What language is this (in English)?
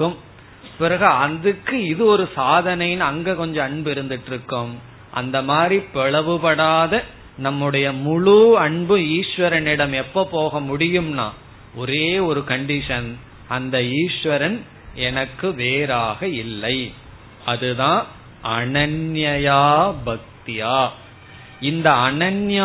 Tamil